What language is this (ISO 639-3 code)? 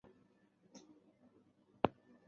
zho